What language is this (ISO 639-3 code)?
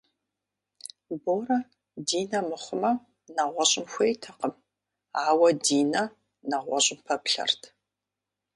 kbd